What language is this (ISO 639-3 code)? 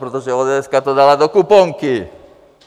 ces